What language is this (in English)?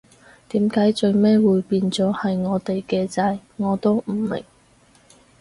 Cantonese